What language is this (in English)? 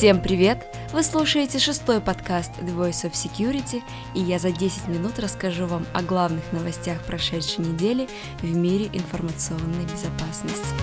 Russian